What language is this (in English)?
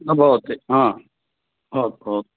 Sanskrit